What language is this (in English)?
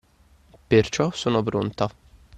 Italian